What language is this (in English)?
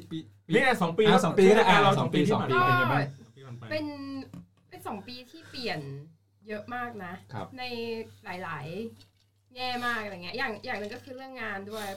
Thai